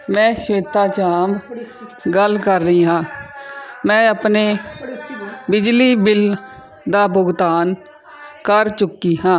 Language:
Punjabi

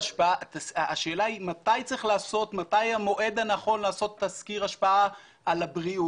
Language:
Hebrew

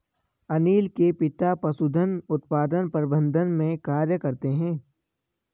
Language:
Hindi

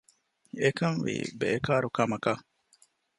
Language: Divehi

